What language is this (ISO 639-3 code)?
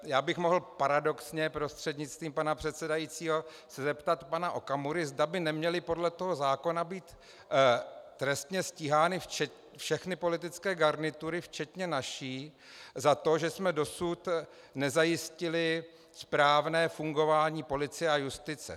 ces